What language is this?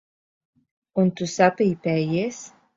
Latvian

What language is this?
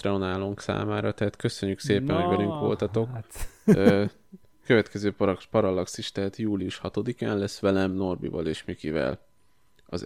Hungarian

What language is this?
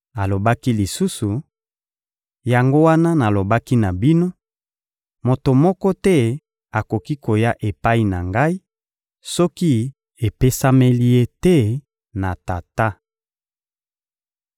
Lingala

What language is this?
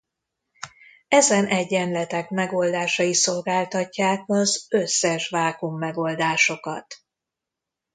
Hungarian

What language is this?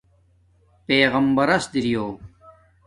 Domaaki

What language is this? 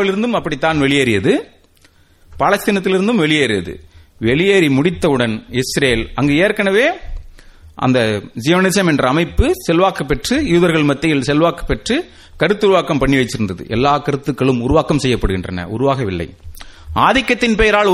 Tamil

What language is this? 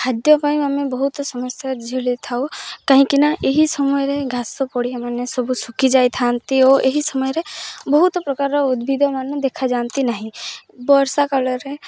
Odia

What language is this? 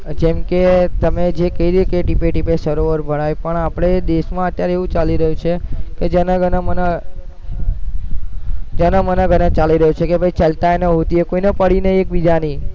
Gujarati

